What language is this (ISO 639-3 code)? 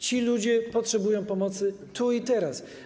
pol